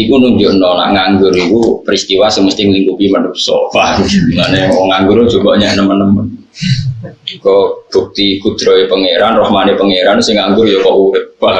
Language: Indonesian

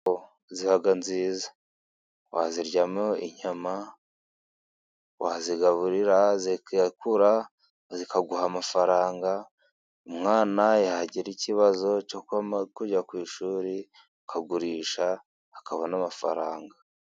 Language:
Kinyarwanda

